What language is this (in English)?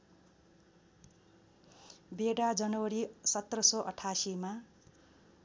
Nepali